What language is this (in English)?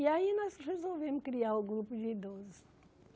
Portuguese